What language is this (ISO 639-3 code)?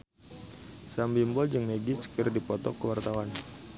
sun